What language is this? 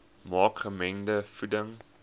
Afrikaans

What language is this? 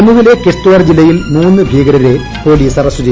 Malayalam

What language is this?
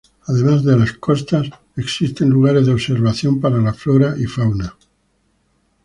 Spanish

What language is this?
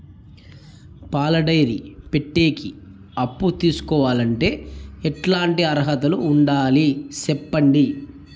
Telugu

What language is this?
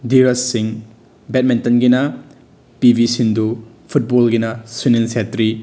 Manipuri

